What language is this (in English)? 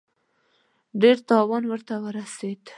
Pashto